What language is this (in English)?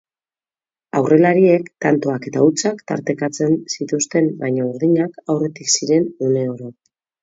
Basque